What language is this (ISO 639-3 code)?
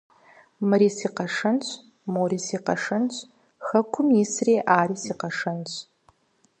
kbd